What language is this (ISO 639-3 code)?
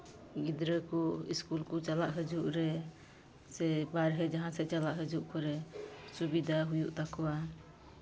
sat